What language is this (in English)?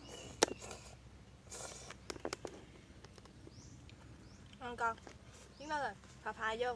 Vietnamese